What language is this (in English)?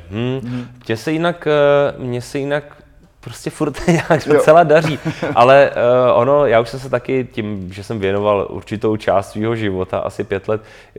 Czech